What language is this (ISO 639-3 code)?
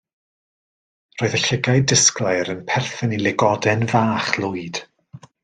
cym